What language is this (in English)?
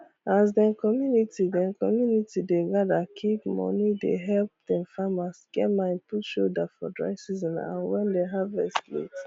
Nigerian Pidgin